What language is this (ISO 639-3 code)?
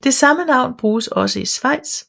dan